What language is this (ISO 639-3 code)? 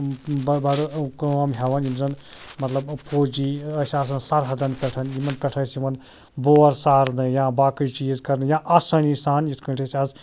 kas